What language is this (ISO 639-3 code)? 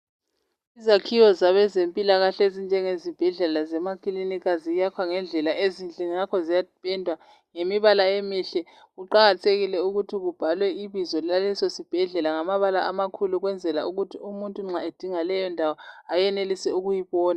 nde